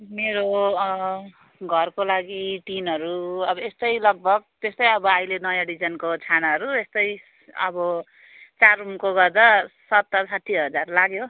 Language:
Nepali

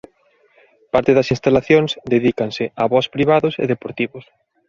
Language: Galician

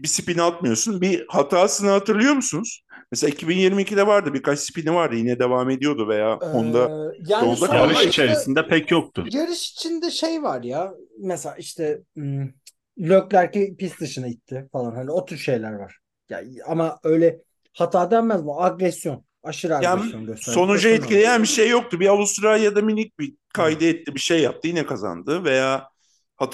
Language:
Turkish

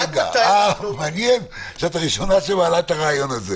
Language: Hebrew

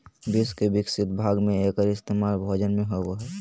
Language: Magahi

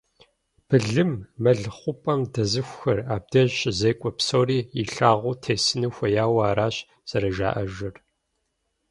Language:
Kabardian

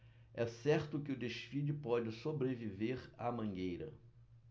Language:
Portuguese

